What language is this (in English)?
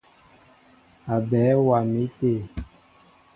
Mbo (Cameroon)